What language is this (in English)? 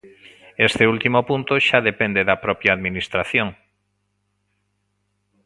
Galician